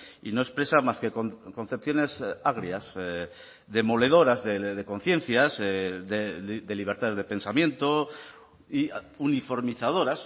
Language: Spanish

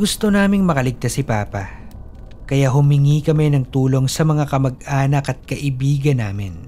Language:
Filipino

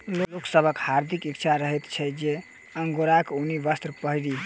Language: Maithili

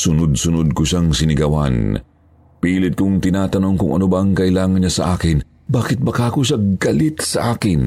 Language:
Filipino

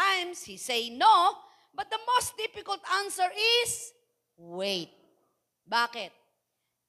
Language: Filipino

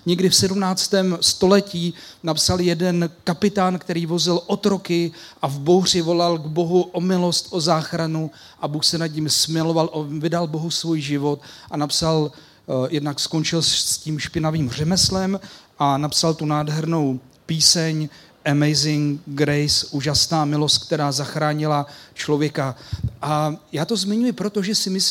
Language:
Czech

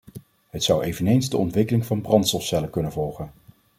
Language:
Dutch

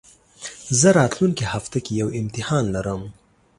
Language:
Pashto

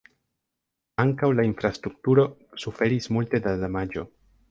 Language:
Esperanto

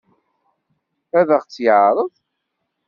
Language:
Kabyle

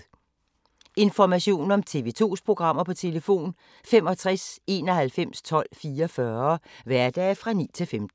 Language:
Danish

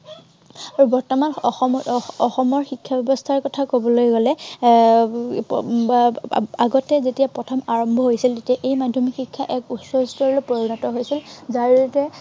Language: Assamese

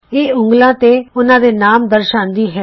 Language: Punjabi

